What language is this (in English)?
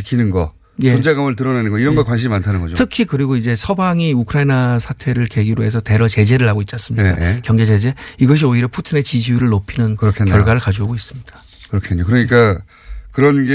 Korean